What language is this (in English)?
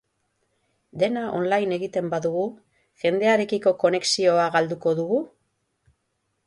Basque